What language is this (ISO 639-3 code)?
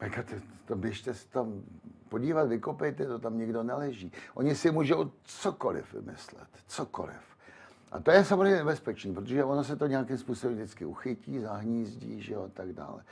ces